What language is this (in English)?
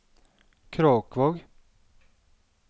Norwegian